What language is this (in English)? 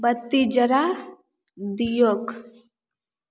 Maithili